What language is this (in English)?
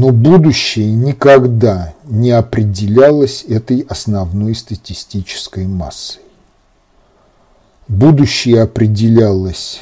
Russian